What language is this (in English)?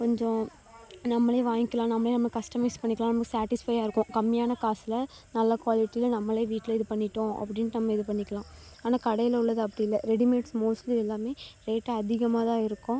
Tamil